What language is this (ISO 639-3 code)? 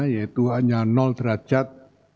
ind